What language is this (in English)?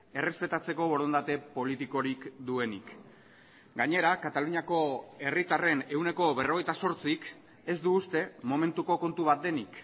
Basque